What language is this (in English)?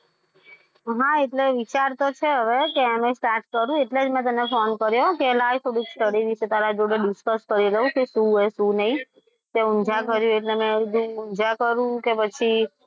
Gujarati